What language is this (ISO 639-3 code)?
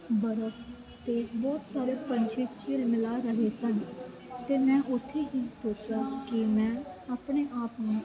pan